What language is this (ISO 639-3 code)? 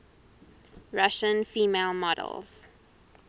eng